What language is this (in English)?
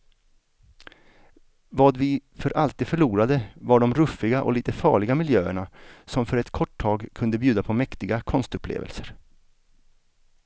Swedish